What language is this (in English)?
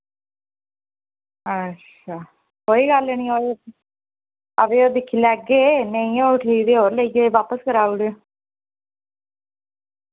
Dogri